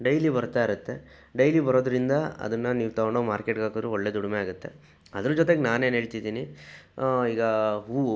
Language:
Kannada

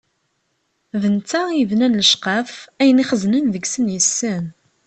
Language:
Kabyle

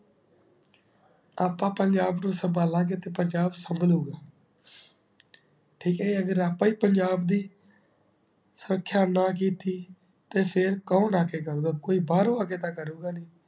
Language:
Punjabi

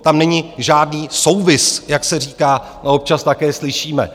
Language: Czech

